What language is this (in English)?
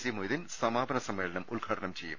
Malayalam